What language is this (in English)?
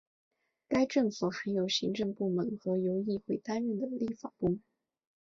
Chinese